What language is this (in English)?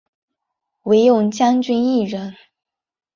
Chinese